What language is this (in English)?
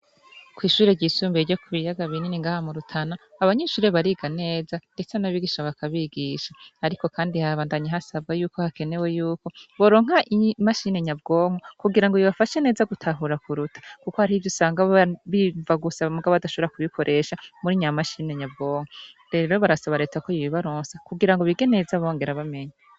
Rundi